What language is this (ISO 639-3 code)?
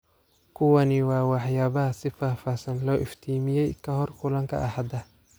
som